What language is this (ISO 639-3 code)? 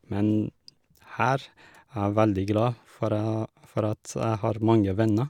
nor